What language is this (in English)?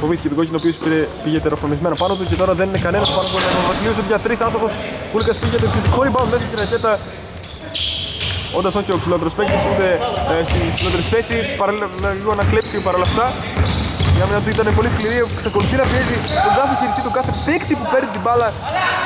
Greek